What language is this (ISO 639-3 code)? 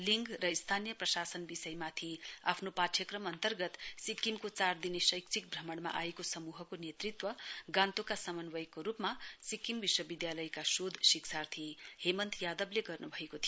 nep